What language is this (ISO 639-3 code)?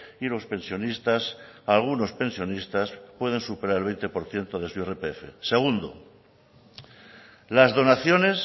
spa